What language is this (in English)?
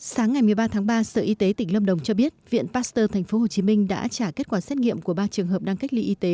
Vietnamese